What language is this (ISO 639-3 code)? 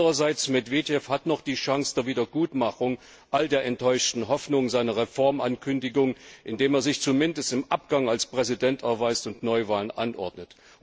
deu